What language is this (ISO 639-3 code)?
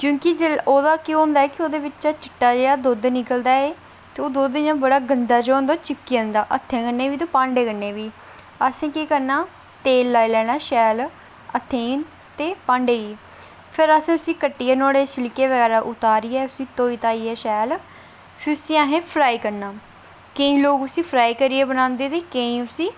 doi